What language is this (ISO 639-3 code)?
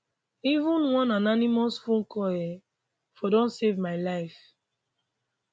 pcm